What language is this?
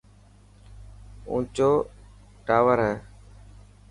Dhatki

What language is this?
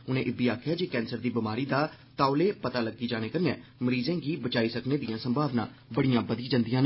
Dogri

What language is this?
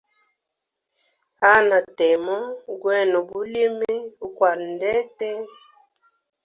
Hemba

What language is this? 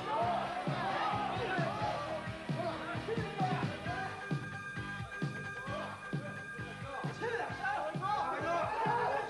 Japanese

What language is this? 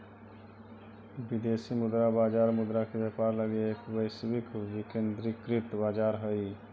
Magahi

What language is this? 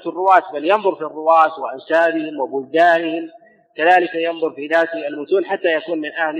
Arabic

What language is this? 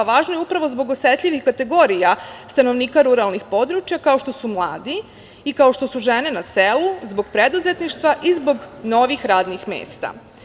Serbian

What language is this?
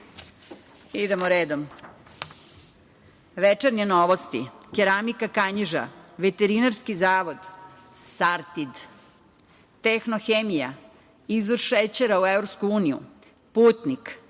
Serbian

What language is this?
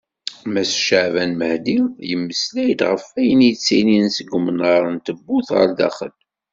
Kabyle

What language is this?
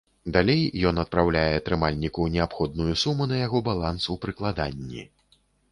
Belarusian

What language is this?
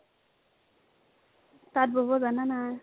Assamese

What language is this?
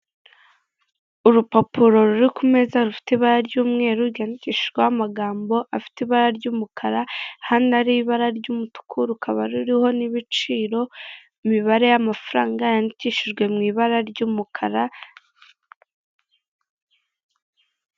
Kinyarwanda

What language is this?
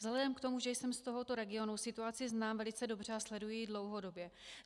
Czech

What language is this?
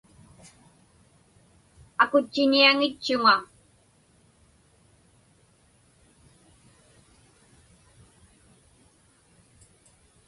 Inupiaq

